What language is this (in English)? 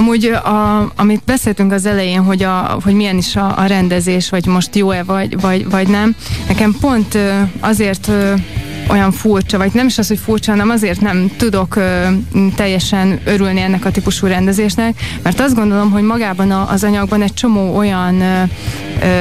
Hungarian